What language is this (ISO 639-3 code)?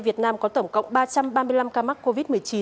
vie